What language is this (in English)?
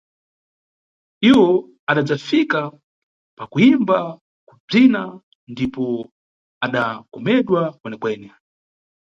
Nyungwe